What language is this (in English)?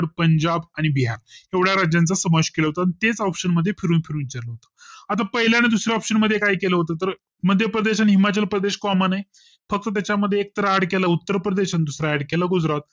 Marathi